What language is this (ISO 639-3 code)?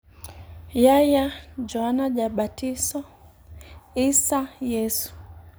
luo